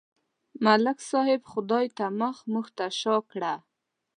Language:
Pashto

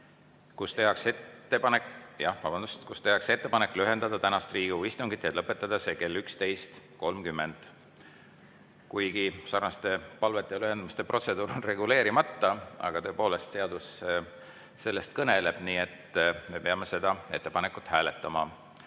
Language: Estonian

